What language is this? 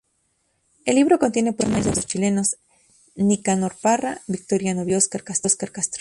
Spanish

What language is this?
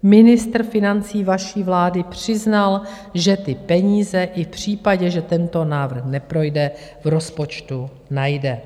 Czech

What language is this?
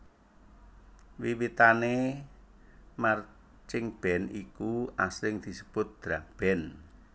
Javanese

